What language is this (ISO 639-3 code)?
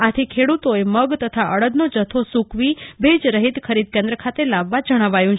guj